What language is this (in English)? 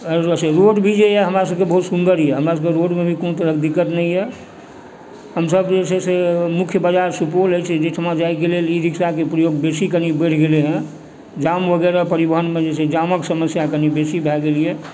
Maithili